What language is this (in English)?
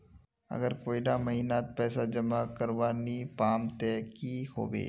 Magahi